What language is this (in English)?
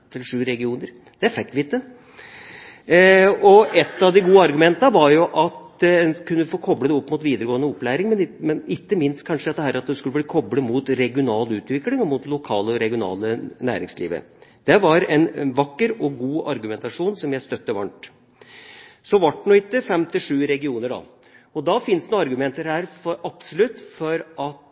Norwegian Bokmål